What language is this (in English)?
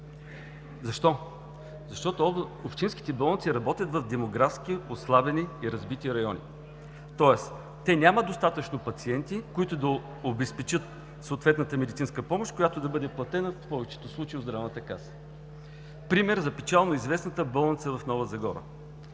Bulgarian